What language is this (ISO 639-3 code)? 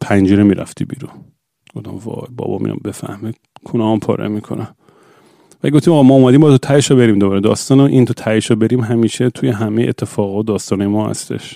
fas